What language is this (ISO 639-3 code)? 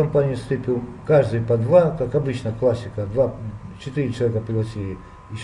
rus